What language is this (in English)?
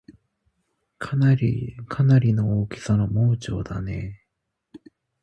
Japanese